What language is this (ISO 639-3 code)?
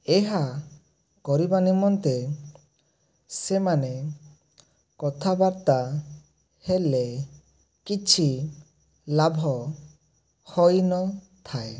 ori